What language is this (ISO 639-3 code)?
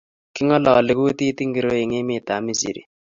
kln